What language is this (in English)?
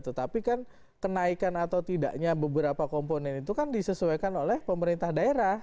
Indonesian